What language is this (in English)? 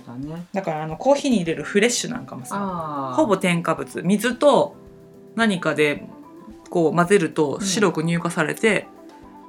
Japanese